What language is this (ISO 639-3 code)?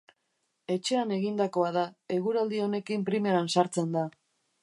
eus